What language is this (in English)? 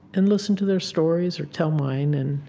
English